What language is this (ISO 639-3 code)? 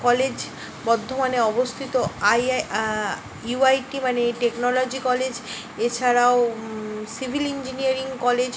ben